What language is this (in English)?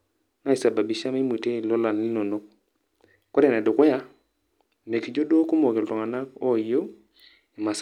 Masai